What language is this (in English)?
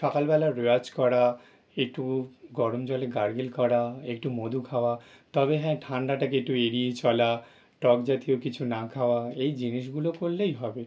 Bangla